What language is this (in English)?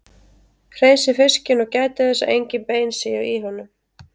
Icelandic